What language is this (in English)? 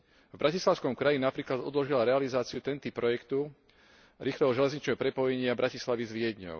Slovak